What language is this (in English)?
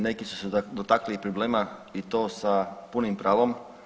Croatian